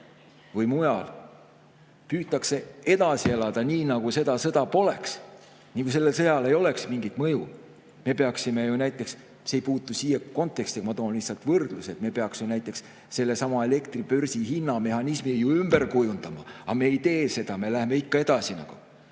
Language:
Estonian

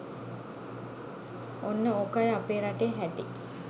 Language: Sinhala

